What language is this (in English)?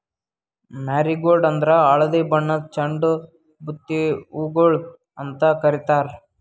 Kannada